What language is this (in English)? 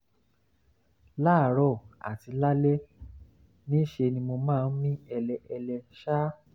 Yoruba